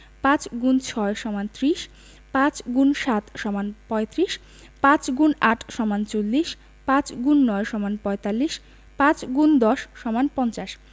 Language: Bangla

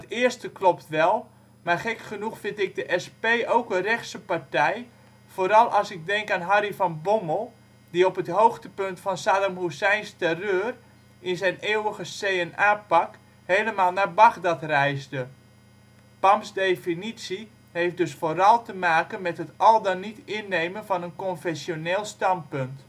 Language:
Dutch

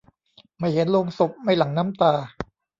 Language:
Thai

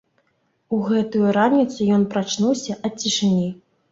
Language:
Belarusian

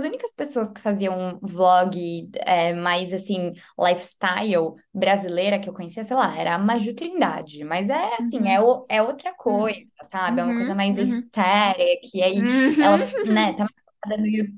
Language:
Portuguese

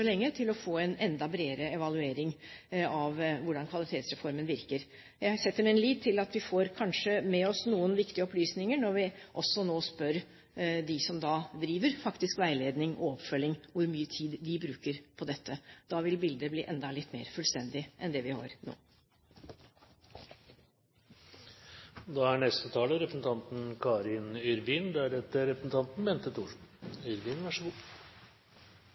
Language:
Norwegian Bokmål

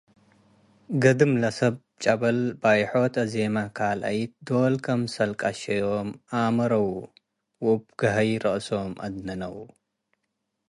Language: Tigre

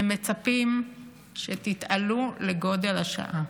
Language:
Hebrew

